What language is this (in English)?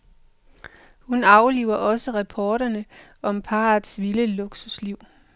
Danish